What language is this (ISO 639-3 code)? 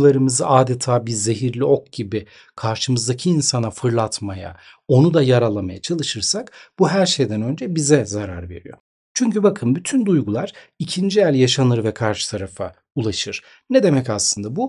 tur